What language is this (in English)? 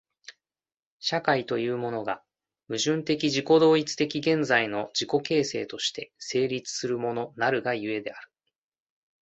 Japanese